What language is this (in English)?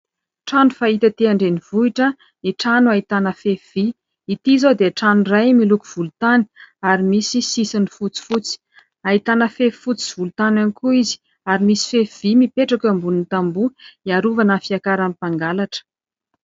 Malagasy